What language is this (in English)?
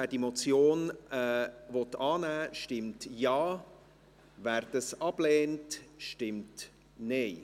Swiss German